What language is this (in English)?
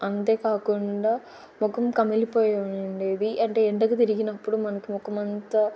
Telugu